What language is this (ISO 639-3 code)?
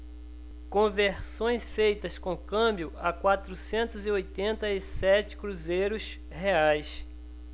por